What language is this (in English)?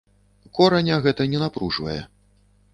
Belarusian